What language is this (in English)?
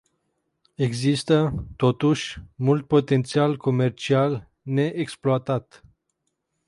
Romanian